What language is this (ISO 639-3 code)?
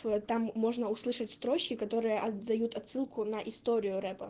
rus